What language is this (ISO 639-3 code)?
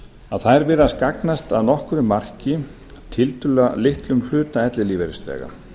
isl